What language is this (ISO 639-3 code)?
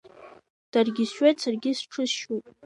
abk